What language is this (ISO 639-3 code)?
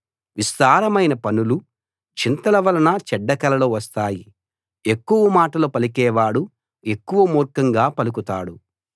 tel